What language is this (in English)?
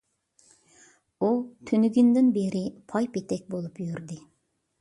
Uyghur